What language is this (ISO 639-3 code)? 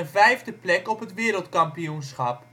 nld